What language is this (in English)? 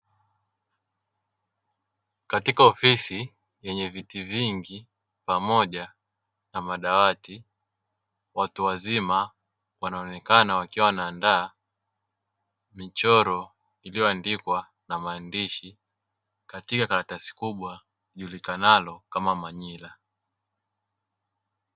Swahili